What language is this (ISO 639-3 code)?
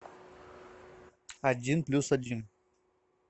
rus